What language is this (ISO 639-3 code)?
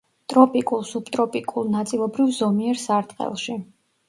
kat